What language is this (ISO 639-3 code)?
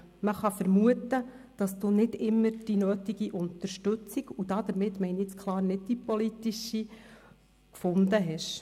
gsw